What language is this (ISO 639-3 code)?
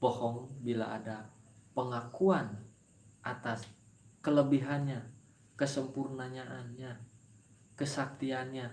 ind